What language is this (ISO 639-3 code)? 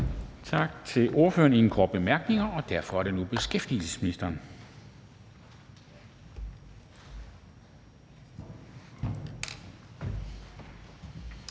dan